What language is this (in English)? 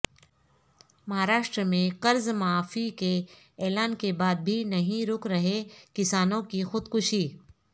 Urdu